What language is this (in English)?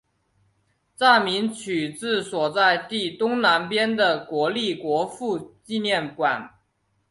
Chinese